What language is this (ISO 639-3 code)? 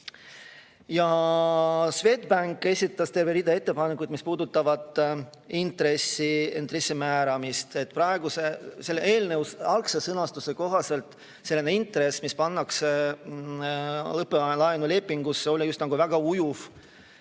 est